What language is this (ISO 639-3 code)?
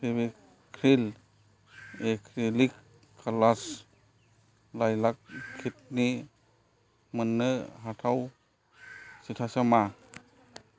brx